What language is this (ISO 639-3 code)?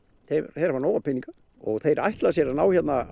isl